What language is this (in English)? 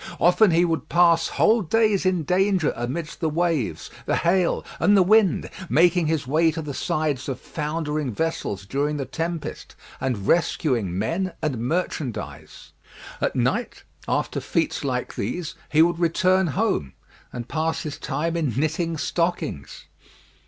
English